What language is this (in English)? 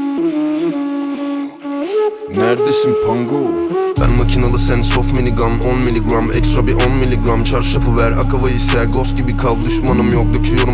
Turkish